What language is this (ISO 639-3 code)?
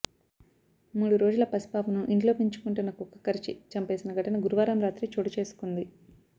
tel